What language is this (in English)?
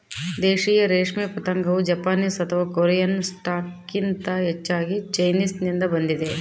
Kannada